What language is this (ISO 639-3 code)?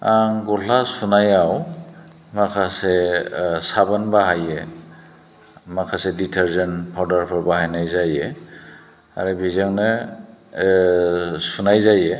brx